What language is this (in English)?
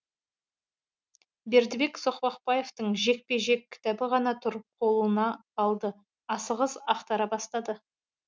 Kazakh